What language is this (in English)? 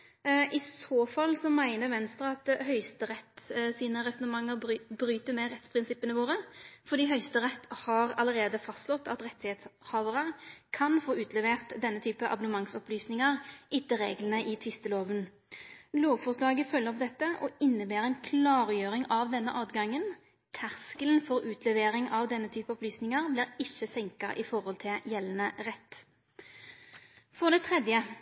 Norwegian Nynorsk